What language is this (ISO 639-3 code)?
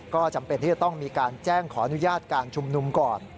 tha